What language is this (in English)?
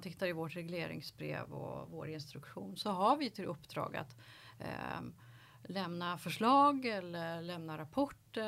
Swedish